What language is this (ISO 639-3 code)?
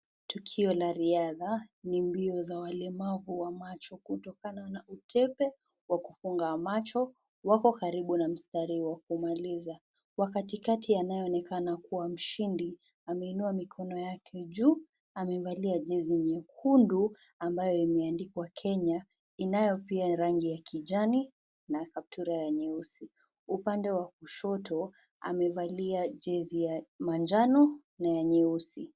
swa